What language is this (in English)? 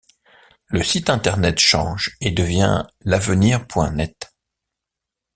French